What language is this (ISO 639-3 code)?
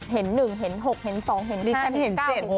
tha